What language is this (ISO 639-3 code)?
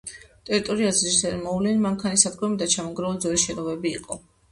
kat